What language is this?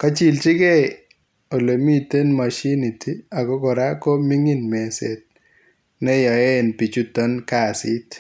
Kalenjin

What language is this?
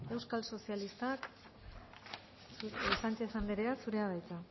Basque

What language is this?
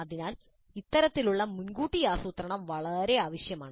Malayalam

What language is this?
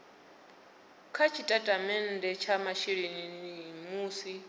Venda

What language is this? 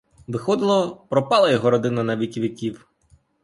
Ukrainian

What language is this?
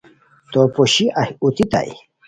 Khowar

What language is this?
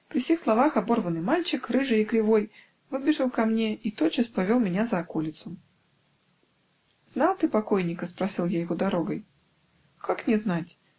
Russian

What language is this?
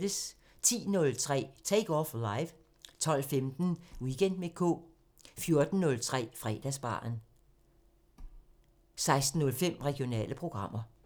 Danish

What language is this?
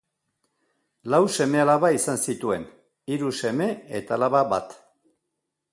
Basque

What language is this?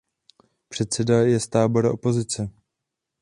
Czech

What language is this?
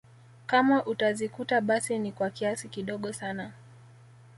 Swahili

